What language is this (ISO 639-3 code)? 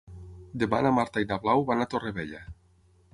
cat